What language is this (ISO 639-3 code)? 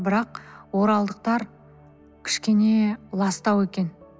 kaz